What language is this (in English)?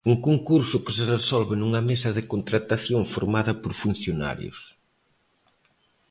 Galician